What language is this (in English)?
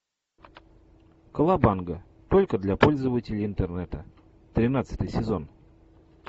Russian